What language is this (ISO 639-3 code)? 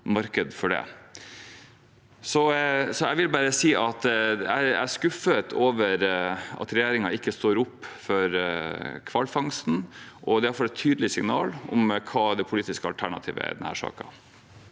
nor